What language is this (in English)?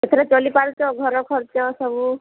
Odia